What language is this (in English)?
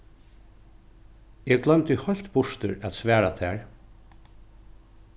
Faroese